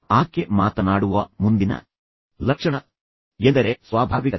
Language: Kannada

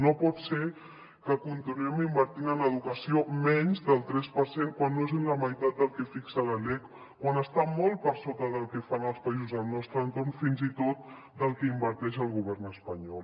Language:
Catalan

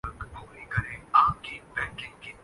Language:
Urdu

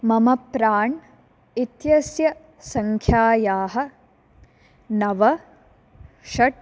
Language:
Sanskrit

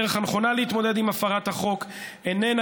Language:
Hebrew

